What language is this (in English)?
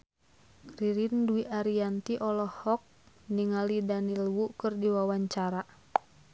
Sundanese